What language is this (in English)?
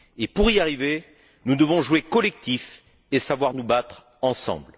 French